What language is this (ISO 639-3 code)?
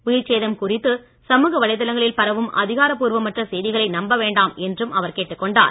tam